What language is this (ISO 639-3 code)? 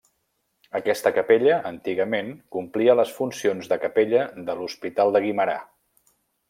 cat